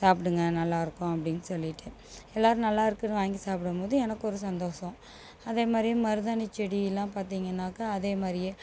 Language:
Tamil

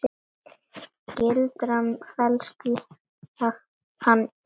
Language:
Icelandic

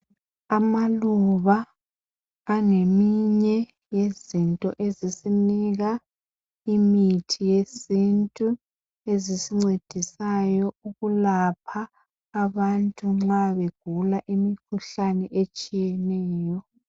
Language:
North Ndebele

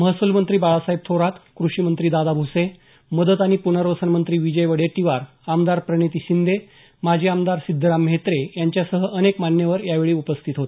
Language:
Marathi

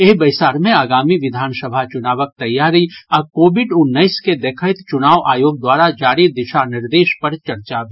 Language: Maithili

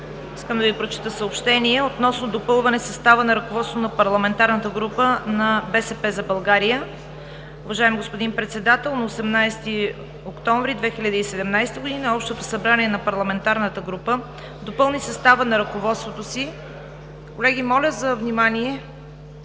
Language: Bulgarian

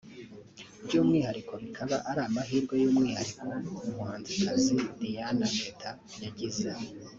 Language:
Kinyarwanda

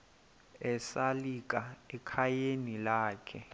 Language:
Xhosa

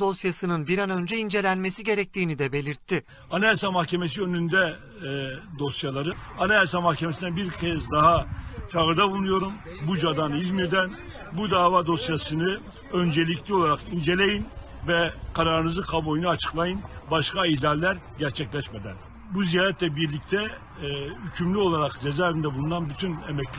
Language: Turkish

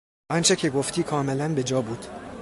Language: Persian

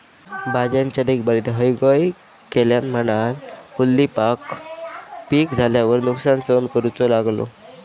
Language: Marathi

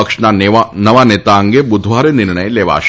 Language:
Gujarati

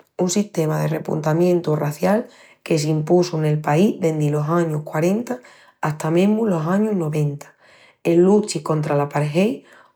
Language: Extremaduran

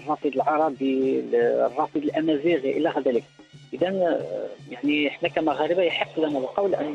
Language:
Arabic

